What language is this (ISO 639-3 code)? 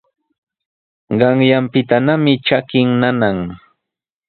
qws